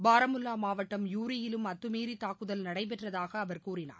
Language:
Tamil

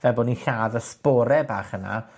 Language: Welsh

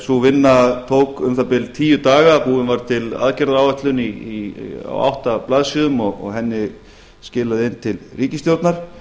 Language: Icelandic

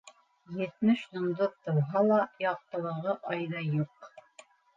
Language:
Bashkir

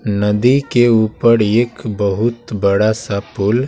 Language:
Hindi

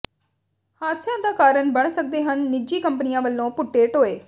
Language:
Punjabi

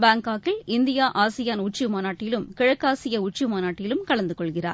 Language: Tamil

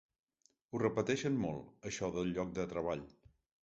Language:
Catalan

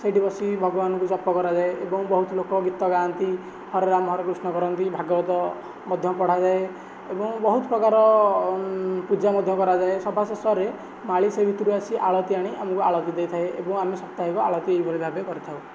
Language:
Odia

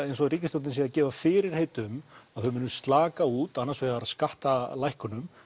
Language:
Icelandic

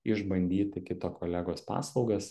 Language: Lithuanian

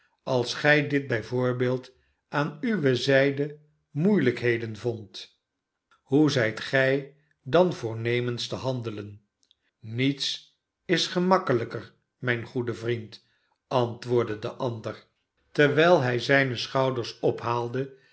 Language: Dutch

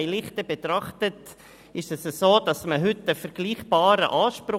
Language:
Swiss German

